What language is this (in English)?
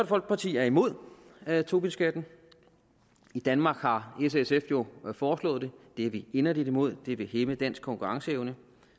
Danish